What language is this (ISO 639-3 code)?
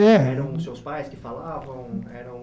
por